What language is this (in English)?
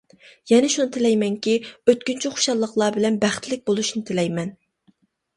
Uyghur